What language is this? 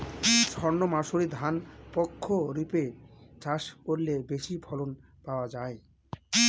Bangla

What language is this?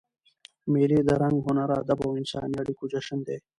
Pashto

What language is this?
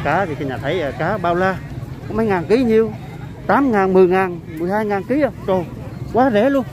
Vietnamese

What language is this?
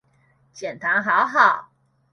Chinese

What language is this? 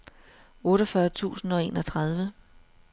Danish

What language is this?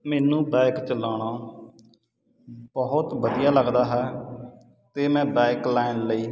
Punjabi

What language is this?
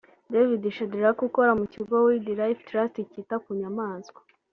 Kinyarwanda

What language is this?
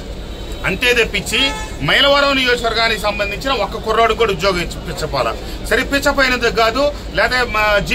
Telugu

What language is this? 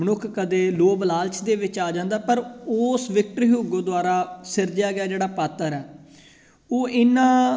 Punjabi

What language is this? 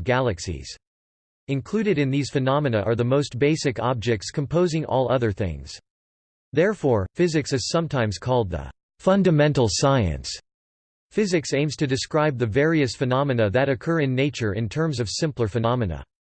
English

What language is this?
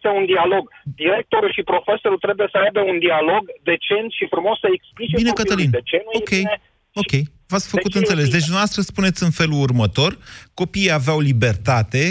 Romanian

